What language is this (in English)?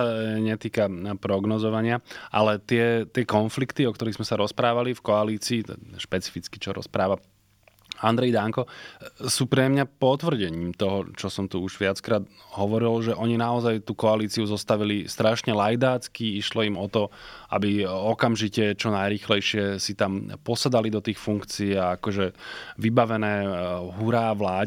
Slovak